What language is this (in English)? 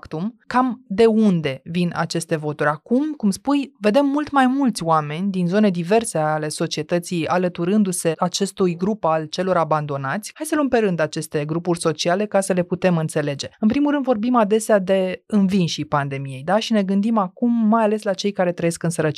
Romanian